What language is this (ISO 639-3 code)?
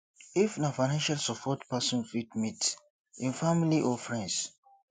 pcm